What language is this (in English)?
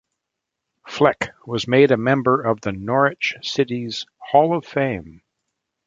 English